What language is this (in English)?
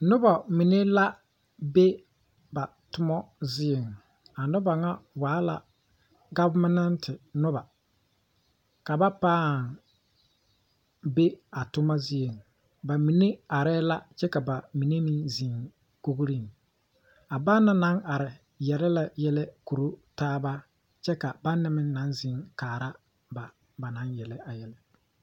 Southern Dagaare